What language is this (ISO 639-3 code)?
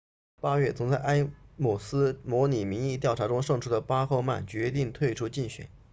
zho